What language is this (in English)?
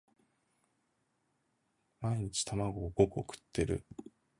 Japanese